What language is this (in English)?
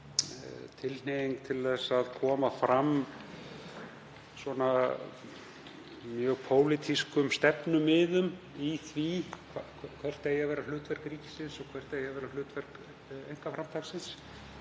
Icelandic